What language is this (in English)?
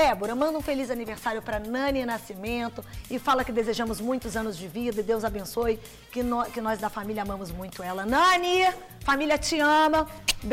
Portuguese